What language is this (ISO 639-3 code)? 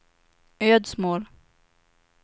swe